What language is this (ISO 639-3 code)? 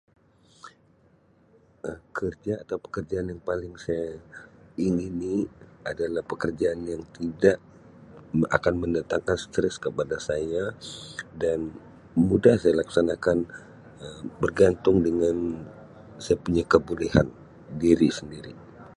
msi